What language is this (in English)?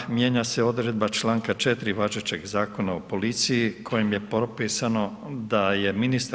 Croatian